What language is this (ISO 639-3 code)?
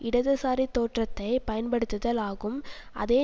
tam